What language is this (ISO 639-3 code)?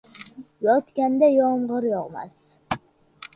uzb